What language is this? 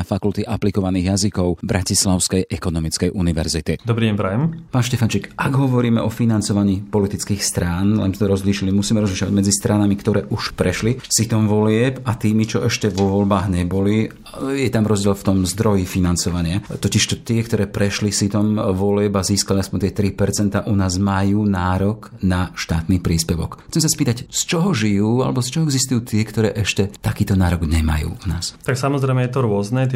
Slovak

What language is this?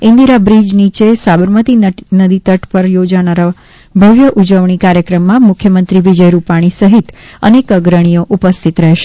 Gujarati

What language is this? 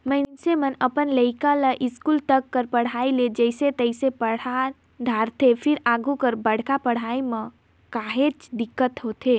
Chhattisgarhi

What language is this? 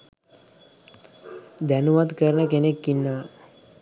Sinhala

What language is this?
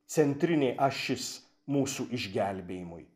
Lithuanian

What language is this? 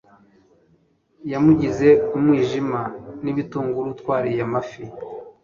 Kinyarwanda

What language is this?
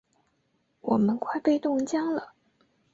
Chinese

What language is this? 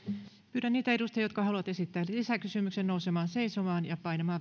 Finnish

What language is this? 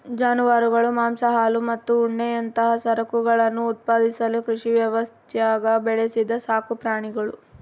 Kannada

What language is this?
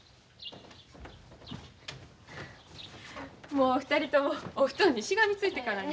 Japanese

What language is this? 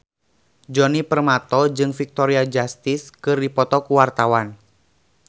Sundanese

